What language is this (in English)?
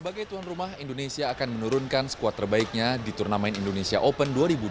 Indonesian